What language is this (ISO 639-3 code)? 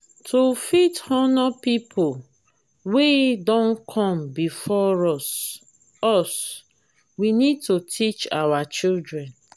pcm